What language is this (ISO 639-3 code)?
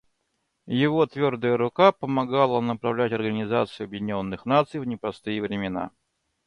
rus